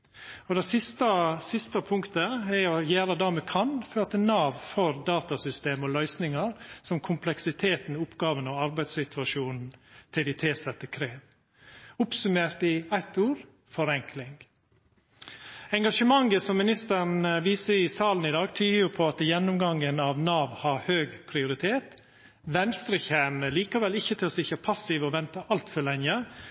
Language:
Norwegian Nynorsk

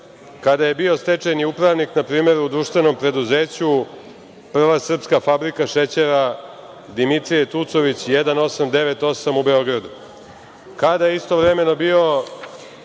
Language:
Serbian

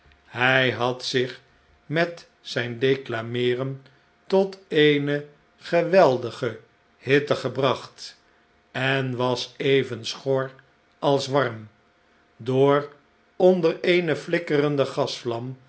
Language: Dutch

